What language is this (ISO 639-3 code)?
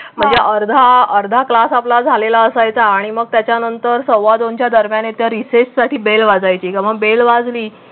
mar